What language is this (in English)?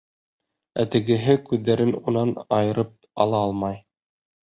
Bashkir